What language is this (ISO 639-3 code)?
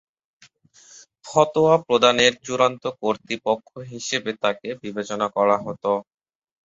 ben